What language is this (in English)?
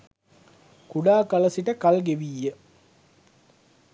Sinhala